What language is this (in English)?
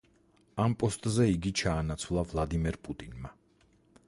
Georgian